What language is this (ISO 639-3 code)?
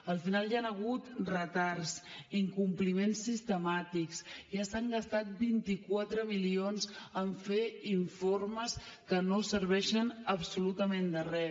cat